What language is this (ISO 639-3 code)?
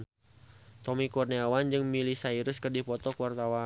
sun